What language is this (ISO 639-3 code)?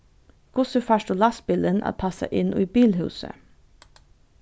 fao